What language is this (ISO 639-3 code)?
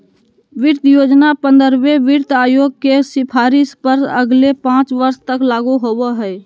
mag